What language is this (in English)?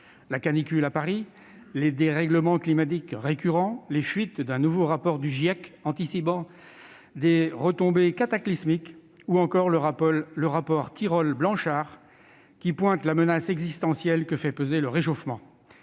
French